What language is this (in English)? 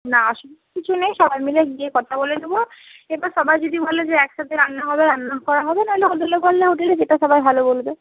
Bangla